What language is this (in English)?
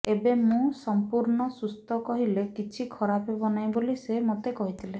Odia